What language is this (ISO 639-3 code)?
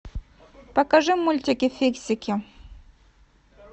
rus